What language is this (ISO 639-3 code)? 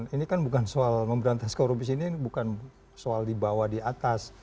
ind